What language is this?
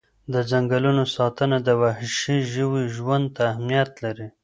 Pashto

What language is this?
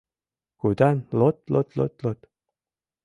Mari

